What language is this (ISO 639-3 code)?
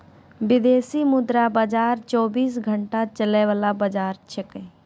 mai